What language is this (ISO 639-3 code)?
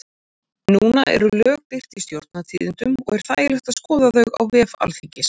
isl